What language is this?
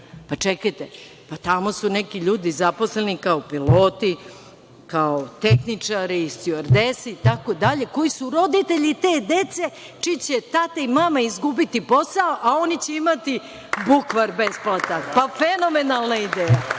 Serbian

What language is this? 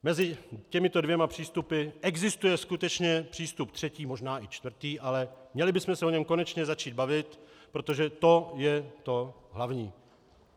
Czech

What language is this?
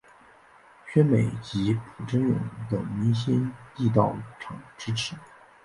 Chinese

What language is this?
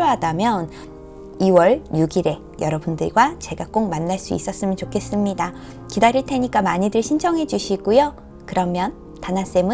Korean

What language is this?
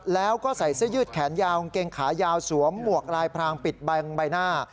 Thai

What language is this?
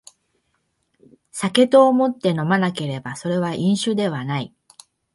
Japanese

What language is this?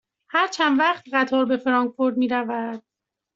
Persian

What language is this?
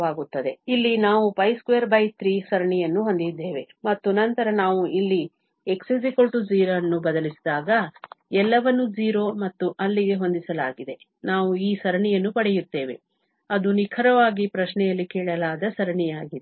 Kannada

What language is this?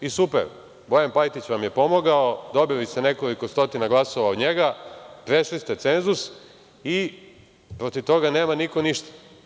Serbian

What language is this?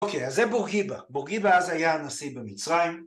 Hebrew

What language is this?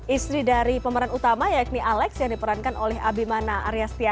Indonesian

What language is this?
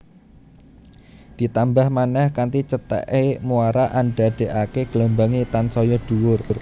Javanese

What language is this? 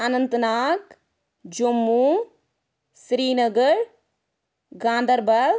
Kashmiri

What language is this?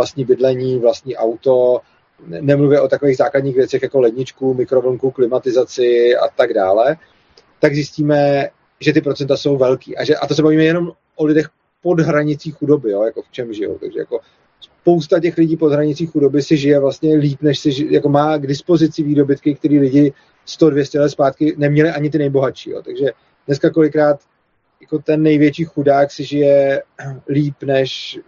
Czech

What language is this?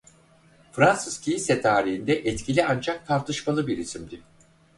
Turkish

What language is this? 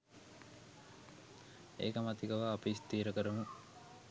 Sinhala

